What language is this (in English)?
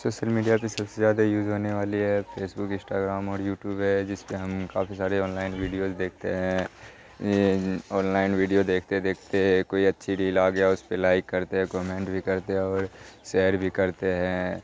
Urdu